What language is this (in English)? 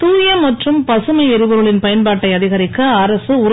Tamil